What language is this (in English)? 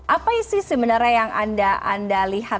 Indonesian